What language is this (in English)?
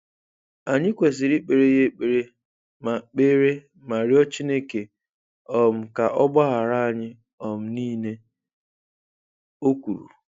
Igbo